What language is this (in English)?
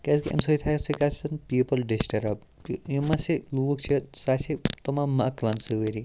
Kashmiri